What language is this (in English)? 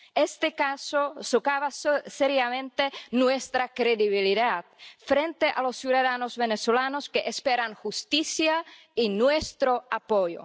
Spanish